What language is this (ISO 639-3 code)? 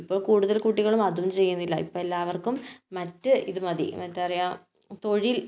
mal